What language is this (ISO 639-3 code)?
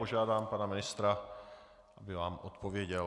ces